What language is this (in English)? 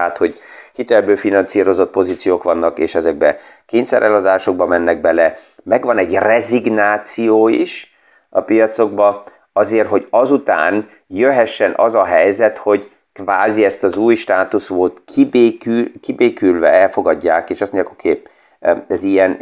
Hungarian